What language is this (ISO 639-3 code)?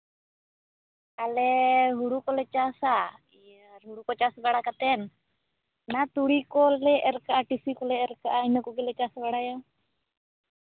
sat